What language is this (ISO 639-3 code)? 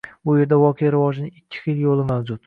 uzb